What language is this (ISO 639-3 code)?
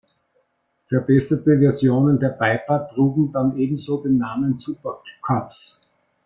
deu